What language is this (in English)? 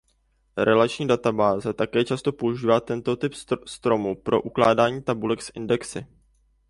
Czech